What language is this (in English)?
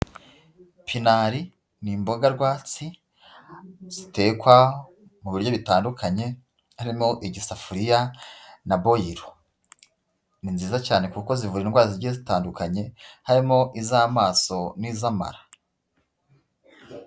Kinyarwanda